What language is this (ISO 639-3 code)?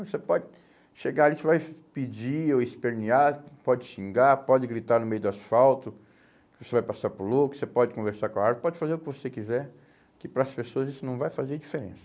por